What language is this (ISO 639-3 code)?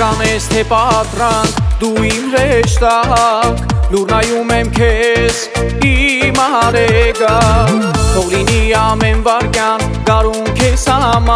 ron